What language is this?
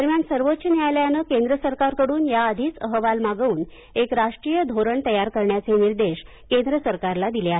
Marathi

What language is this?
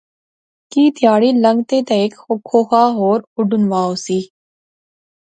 Pahari-Potwari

